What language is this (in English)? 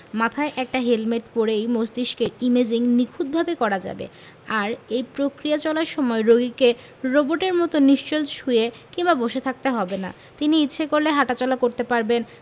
Bangla